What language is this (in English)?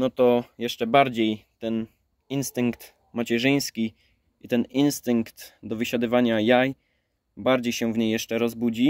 Polish